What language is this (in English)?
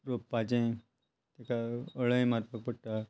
Konkani